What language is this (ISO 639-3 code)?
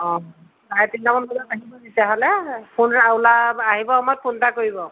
asm